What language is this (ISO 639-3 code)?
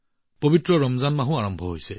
asm